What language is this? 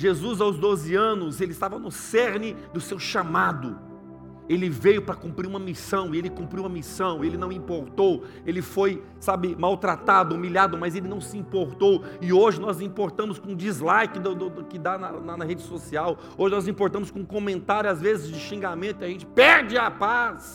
Portuguese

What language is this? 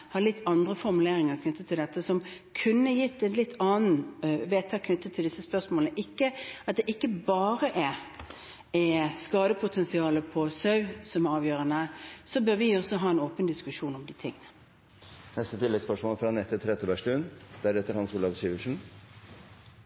Norwegian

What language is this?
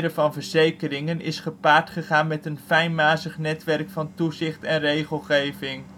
Dutch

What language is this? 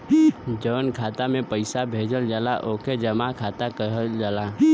Bhojpuri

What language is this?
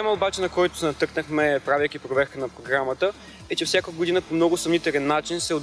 Bulgarian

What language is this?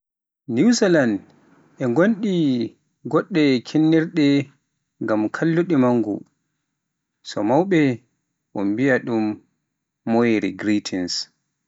Pular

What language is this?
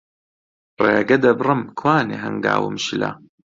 Central Kurdish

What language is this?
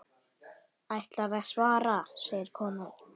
Icelandic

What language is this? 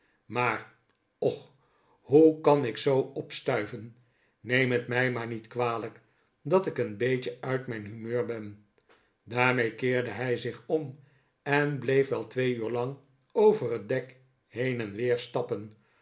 Dutch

